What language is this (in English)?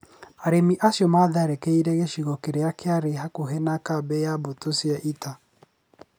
Kikuyu